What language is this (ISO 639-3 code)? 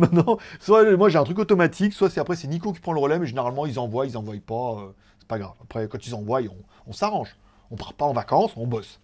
fra